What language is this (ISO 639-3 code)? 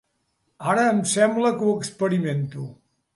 cat